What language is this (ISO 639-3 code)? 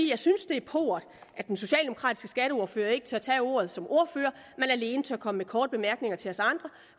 dan